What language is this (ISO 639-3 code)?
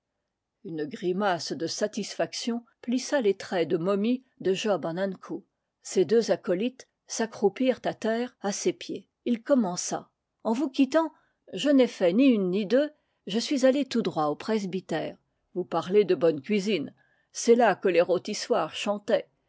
fra